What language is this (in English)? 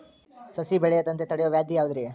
Kannada